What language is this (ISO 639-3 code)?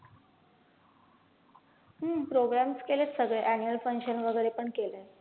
mar